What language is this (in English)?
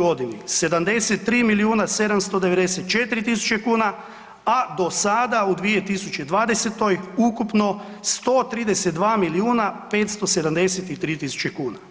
Croatian